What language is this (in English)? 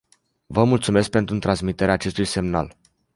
Romanian